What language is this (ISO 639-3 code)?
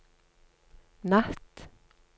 nor